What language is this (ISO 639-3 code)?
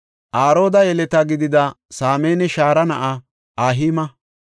gof